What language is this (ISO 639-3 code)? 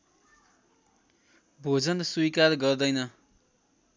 nep